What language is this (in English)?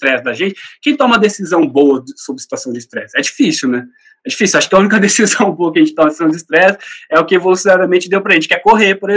Portuguese